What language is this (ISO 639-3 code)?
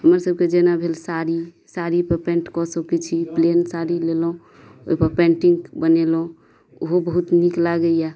mai